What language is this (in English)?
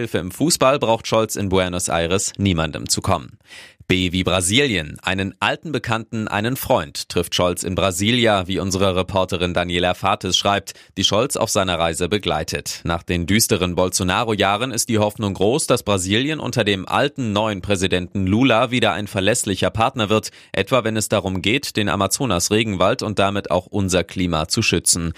German